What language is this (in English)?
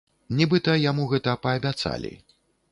Belarusian